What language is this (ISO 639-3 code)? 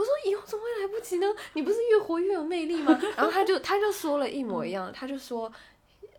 zho